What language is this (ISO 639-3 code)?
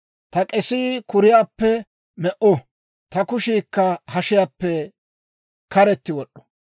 dwr